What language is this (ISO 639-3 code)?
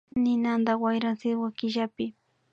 qvi